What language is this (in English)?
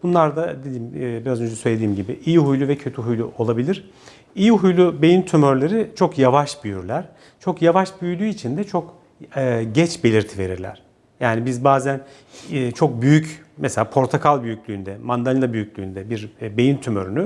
Turkish